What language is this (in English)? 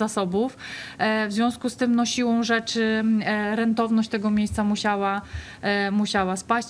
Polish